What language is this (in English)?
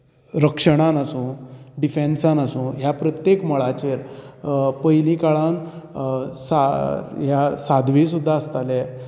Konkani